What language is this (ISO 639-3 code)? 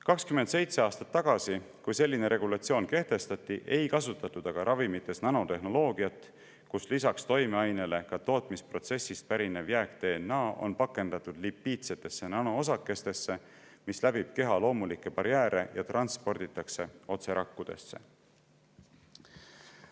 est